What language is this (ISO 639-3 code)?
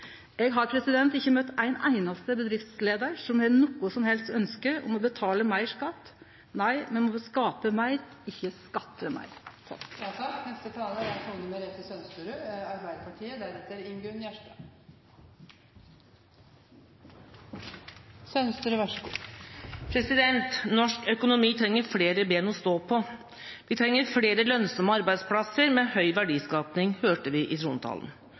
nor